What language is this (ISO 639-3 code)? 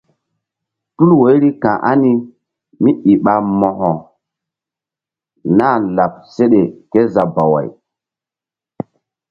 mdd